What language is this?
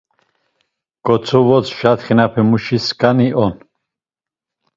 Laz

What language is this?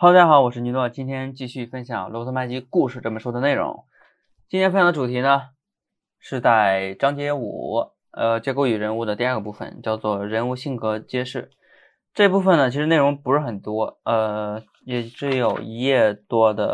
Chinese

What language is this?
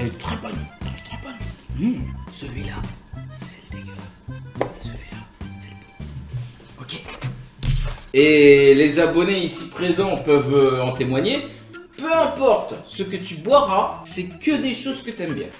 French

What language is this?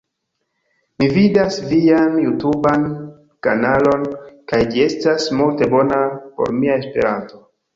Esperanto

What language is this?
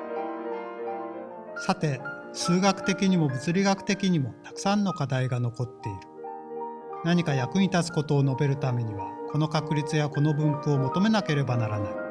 Japanese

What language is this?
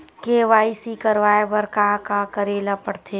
Chhattisgarhi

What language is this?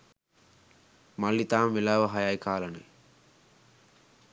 Sinhala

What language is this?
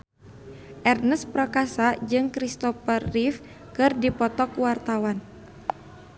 Sundanese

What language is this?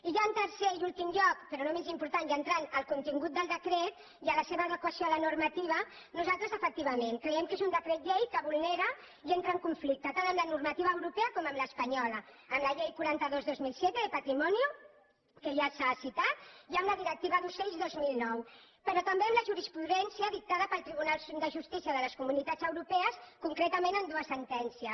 Catalan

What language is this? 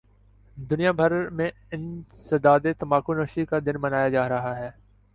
Urdu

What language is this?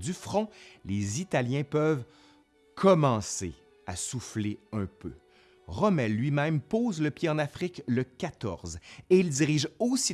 French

